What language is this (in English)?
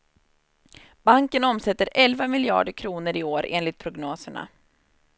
Swedish